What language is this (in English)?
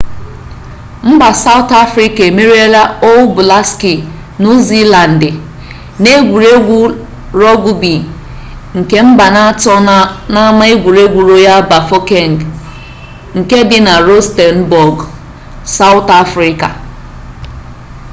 Igbo